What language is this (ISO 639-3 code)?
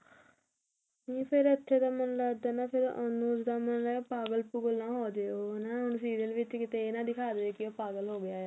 pan